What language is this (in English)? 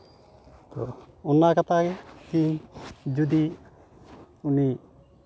Santali